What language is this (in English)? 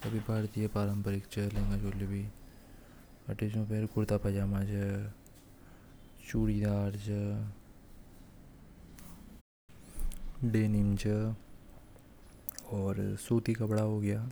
Hadothi